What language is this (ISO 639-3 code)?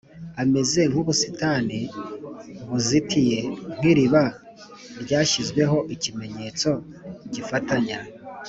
kin